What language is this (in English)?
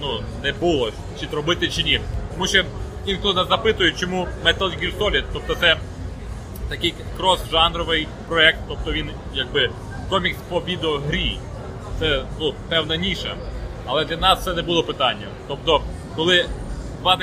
Ukrainian